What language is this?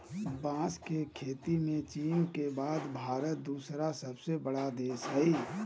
Magahi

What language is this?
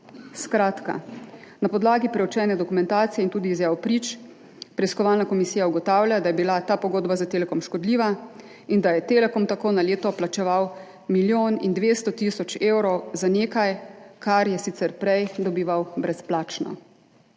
Slovenian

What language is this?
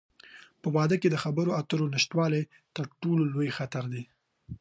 Pashto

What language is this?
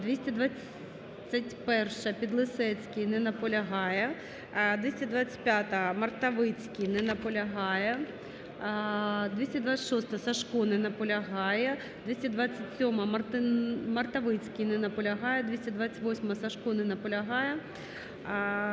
Ukrainian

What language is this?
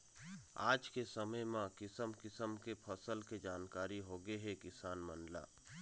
Chhattisgarhi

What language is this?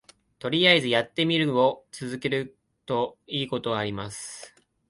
Japanese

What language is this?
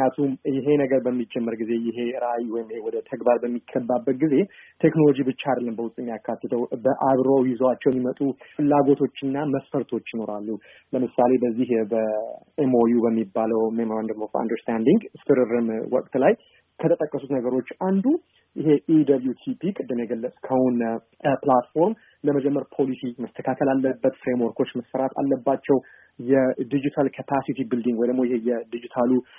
Amharic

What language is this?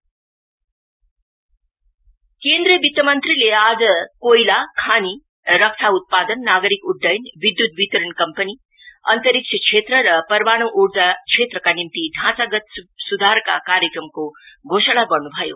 Nepali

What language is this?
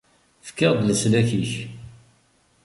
Kabyle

